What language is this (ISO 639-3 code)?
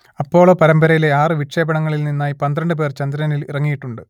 mal